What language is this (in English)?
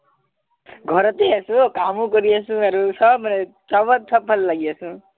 Assamese